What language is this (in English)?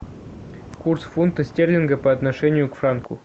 Russian